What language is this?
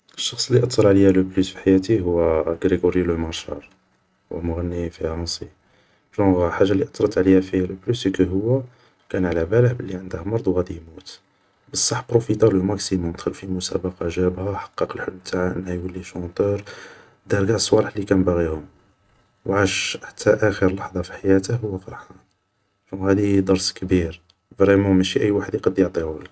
Algerian Arabic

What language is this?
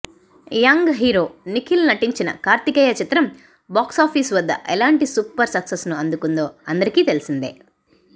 Telugu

